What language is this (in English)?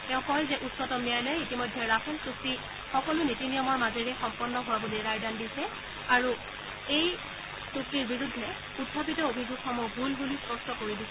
Assamese